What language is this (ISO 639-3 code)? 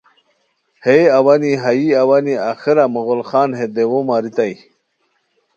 khw